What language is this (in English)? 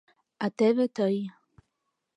Mari